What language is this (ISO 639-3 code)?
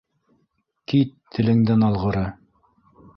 bak